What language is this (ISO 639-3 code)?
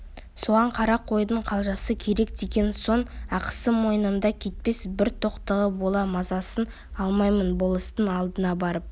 kaz